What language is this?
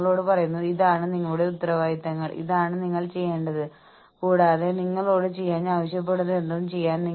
Malayalam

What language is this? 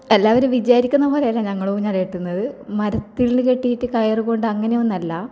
Malayalam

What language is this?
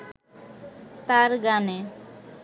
Bangla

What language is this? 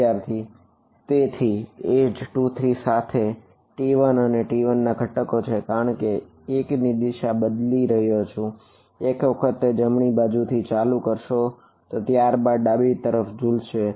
Gujarati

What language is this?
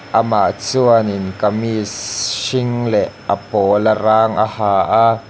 Mizo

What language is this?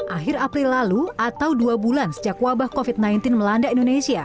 Indonesian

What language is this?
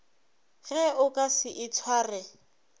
Northern Sotho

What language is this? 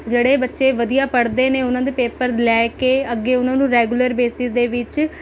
Punjabi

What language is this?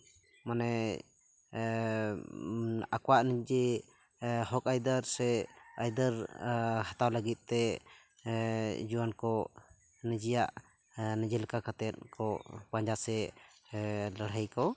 Santali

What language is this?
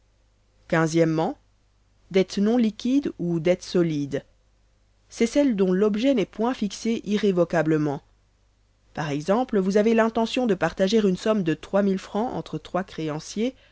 French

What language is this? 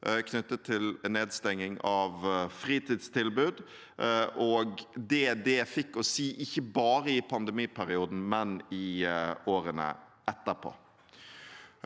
Norwegian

